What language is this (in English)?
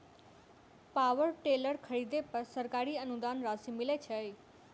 Maithili